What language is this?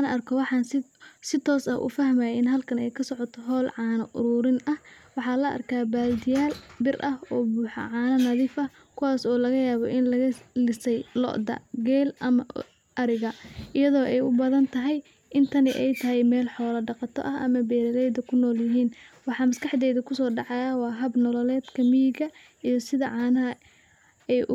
Somali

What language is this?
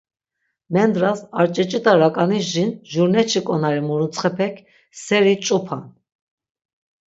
Laz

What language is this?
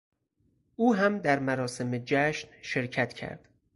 Persian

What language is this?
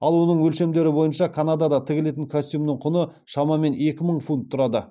Kazakh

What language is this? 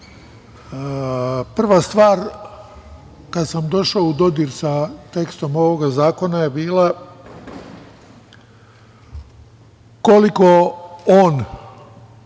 Serbian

